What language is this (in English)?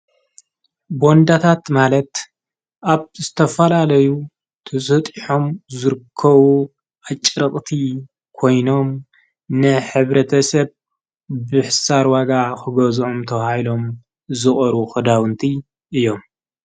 Tigrinya